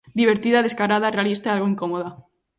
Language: Galician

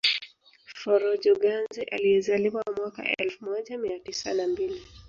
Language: Swahili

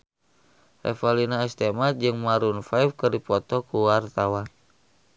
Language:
Sundanese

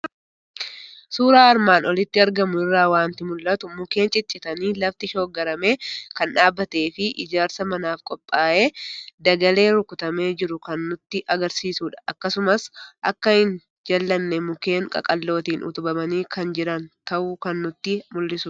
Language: Oromo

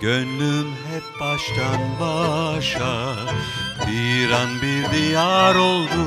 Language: Turkish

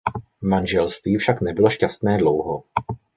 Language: Czech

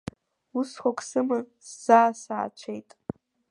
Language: Abkhazian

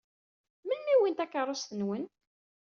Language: Kabyle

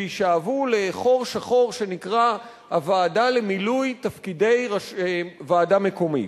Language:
Hebrew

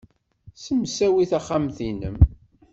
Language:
Kabyle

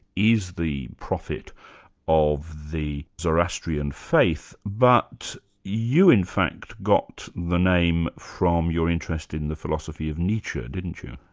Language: English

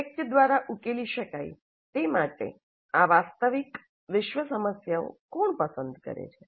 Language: Gujarati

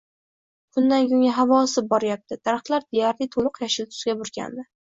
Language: Uzbek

